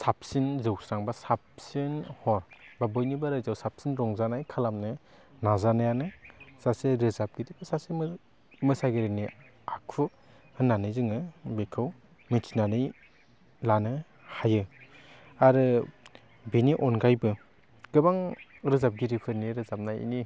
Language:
Bodo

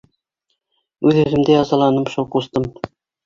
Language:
Bashkir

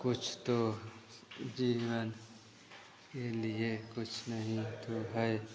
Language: Hindi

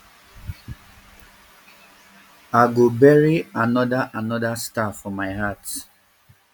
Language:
Nigerian Pidgin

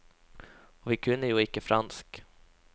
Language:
Norwegian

